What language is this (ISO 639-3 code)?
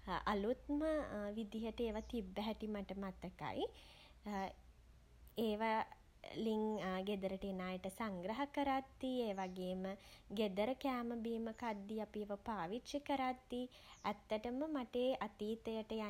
sin